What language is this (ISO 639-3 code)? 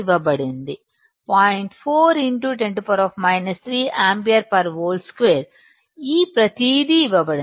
tel